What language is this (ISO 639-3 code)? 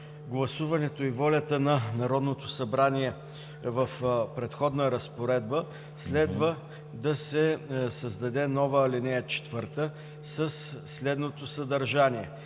bul